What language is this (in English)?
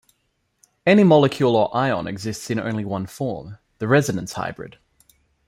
English